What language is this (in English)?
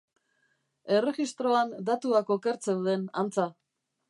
Basque